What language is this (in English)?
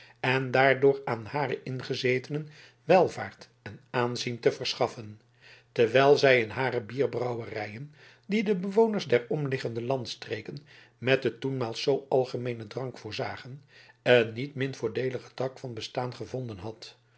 Dutch